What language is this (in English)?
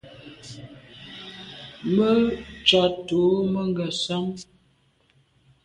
Medumba